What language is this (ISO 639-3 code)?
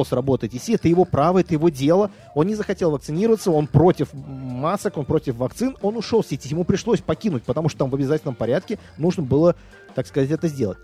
rus